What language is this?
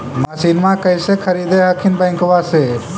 Magahi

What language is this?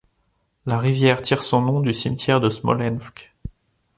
French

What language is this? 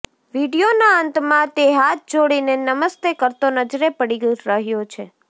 Gujarati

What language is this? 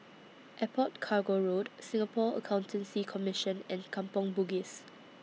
English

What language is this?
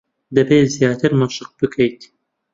Central Kurdish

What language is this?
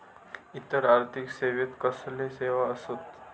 Marathi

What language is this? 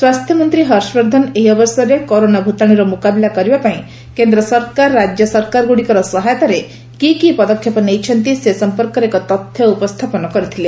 Odia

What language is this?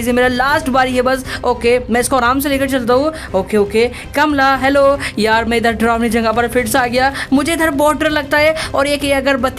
Hindi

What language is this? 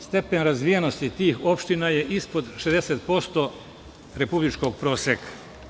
Serbian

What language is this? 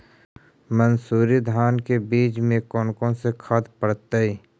Magahi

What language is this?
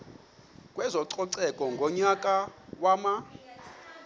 Xhosa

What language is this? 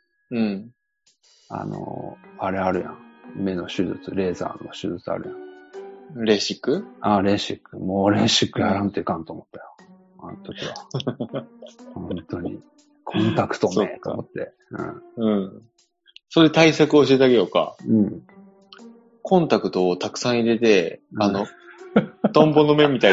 Japanese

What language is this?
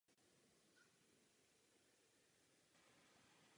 Czech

